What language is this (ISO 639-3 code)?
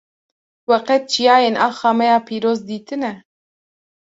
kur